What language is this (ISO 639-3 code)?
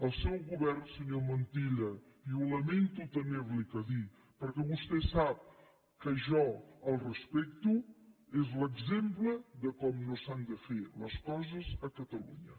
cat